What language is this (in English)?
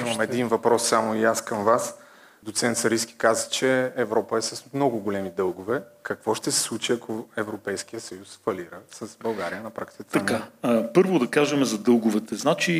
Bulgarian